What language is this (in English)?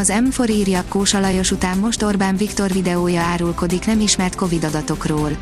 Hungarian